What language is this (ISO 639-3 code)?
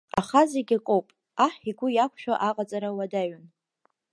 abk